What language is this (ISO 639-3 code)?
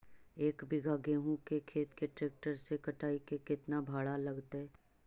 mag